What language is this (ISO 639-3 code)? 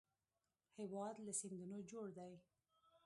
pus